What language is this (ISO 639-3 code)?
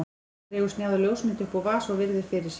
isl